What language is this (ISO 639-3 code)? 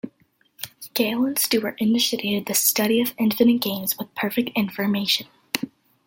eng